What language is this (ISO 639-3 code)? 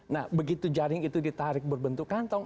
ind